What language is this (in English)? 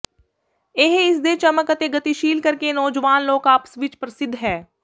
Punjabi